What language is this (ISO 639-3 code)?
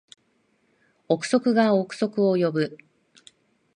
jpn